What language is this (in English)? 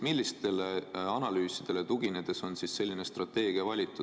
Estonian